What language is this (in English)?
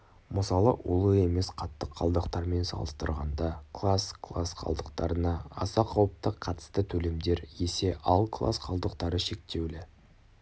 Kazakh